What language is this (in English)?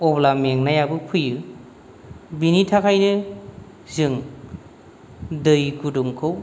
Bodo